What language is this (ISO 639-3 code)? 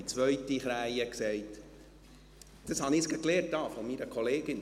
gsw